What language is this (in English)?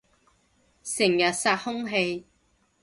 Cantonese